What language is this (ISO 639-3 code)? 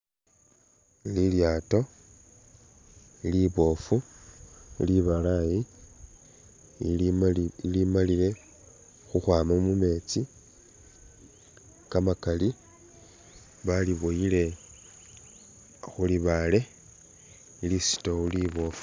myx